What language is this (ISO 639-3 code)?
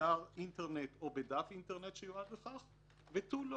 heb